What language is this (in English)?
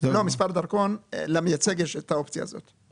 Hebrew